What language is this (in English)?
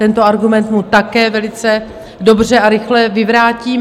Czech